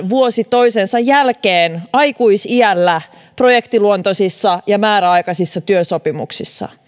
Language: Finnish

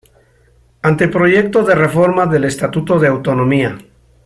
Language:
Spanish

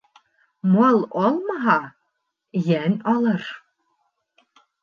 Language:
Bashkir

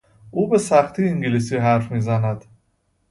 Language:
Persian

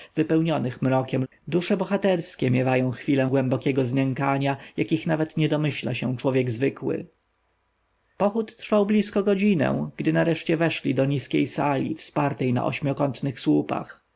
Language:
Polish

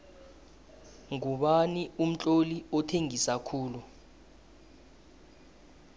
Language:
South Ndebele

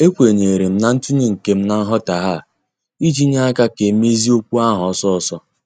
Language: Igbo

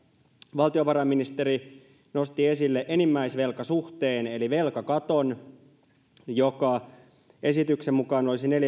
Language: Finnish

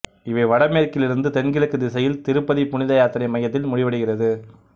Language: Tamil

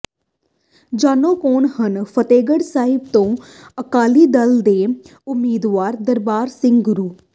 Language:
Punjabi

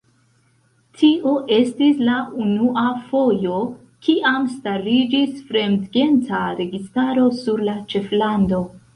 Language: Esperanto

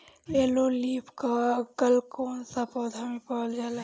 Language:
Bhojpuri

